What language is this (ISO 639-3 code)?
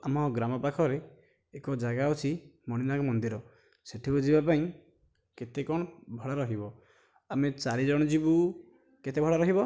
ori